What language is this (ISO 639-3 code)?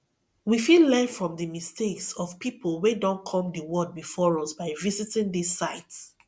pcm